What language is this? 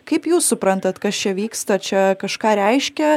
Lithuanian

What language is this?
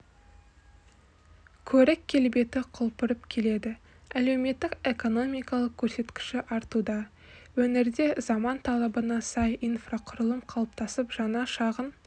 Kazakh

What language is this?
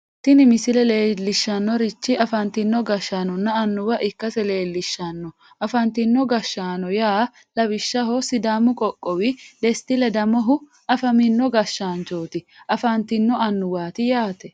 Sidamo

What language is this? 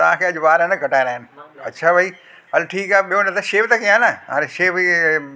Sindhi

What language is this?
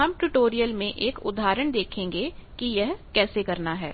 Hindi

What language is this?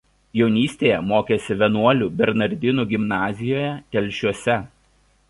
Lithuanian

